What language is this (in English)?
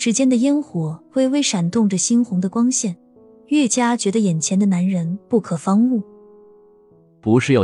Chinese